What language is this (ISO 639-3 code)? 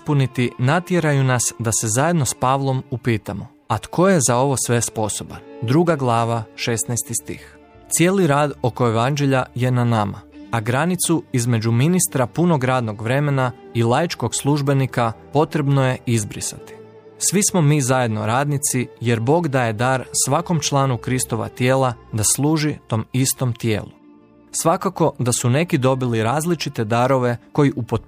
hrv